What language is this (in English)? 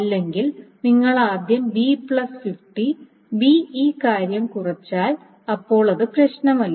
Malayalam